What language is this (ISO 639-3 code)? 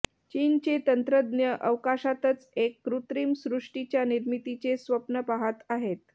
mar